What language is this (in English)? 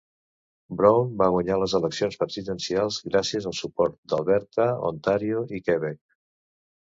Catalan